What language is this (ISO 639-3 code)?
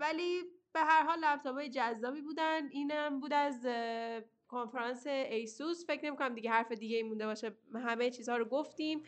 fas